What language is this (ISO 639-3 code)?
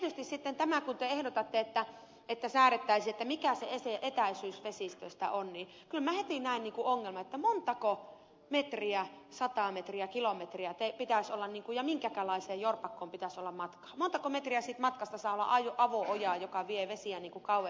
fin